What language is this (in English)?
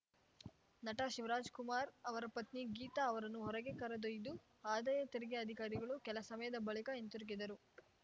Kannada